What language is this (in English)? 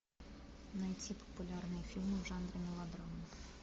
Russian